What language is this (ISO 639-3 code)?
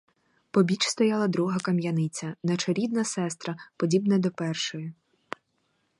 ukr